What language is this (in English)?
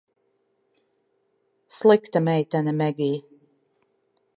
Latvian